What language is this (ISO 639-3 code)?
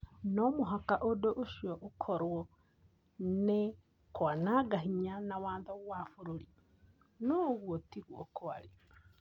kik